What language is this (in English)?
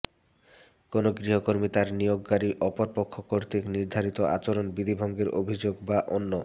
Bangla